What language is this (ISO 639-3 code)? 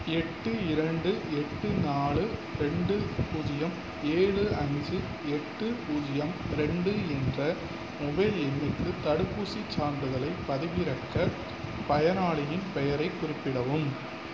tam